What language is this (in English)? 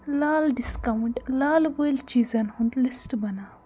Kashmiri